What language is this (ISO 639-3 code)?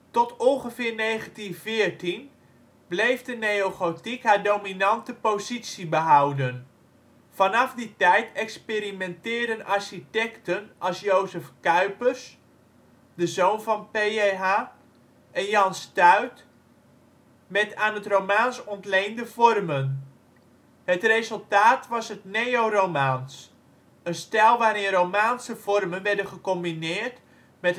nld